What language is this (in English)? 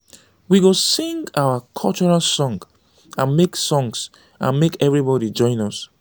Nigerian Pidgin